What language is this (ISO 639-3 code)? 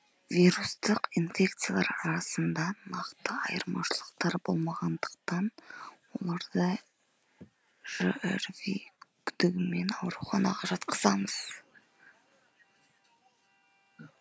kaz